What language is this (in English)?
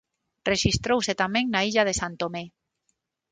Galician